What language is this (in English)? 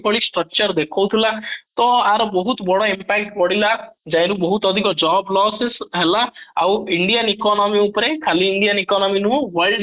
Odia